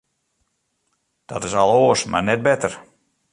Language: Western Frisian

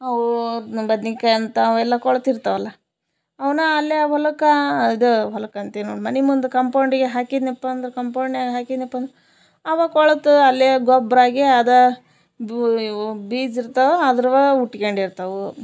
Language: Kannada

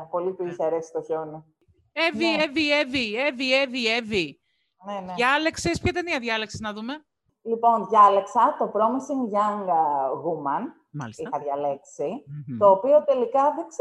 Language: Greek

